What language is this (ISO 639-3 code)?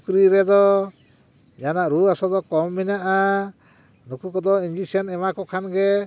sat